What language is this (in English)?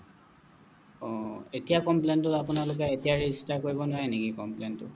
Assamese